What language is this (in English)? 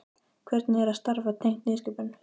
Icelandic